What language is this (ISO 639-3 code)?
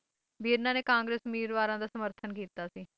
pan